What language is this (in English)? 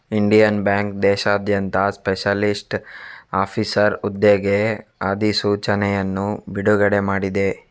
Kannada